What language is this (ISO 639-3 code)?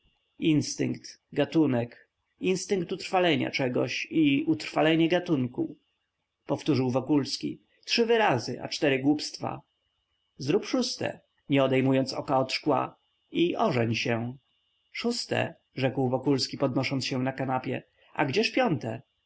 pol